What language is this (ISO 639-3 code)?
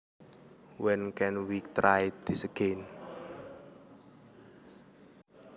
jav